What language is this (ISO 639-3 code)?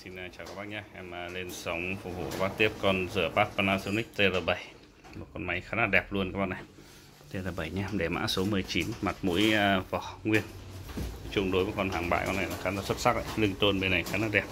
vie